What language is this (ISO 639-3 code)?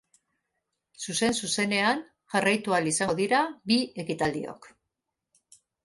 eus